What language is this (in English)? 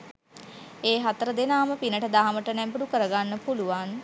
Sinhala